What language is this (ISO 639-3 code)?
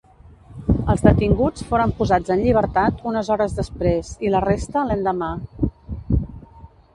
cat